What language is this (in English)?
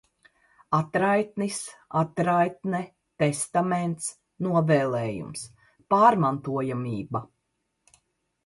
Latvian